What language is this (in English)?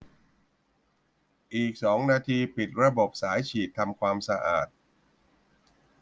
Thai